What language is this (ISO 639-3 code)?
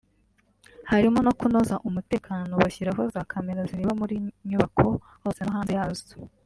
kin